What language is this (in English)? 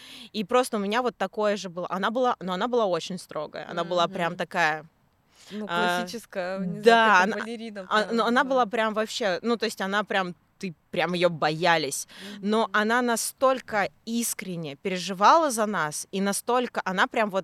Russian